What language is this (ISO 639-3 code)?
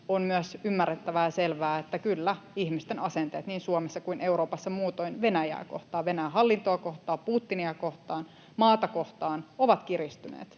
fin